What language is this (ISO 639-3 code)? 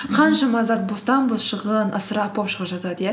kaz